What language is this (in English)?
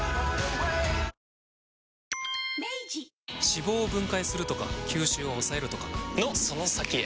Japanese